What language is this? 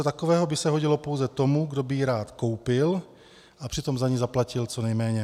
Czech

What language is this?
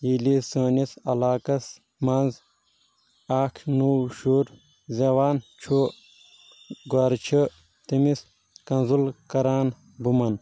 Kashmiri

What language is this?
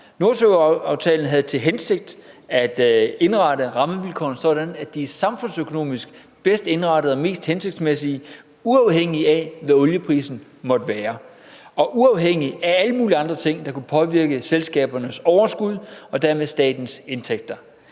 Danish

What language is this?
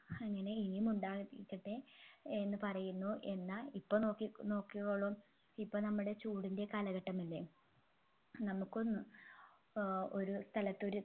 Malayalam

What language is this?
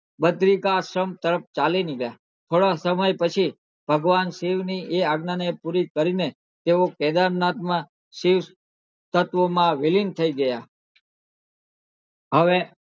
Gujarati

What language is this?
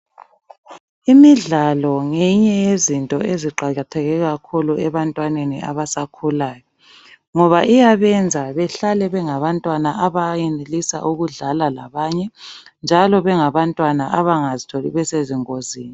North Ndebele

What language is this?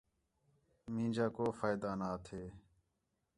Khetrani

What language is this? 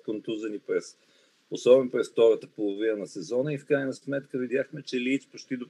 Bulgarian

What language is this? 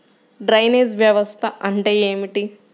Telugu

